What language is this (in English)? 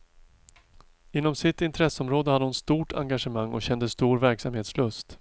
Swedish